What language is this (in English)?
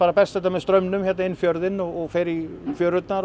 Icelandic